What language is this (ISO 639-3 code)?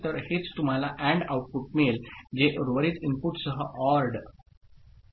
mar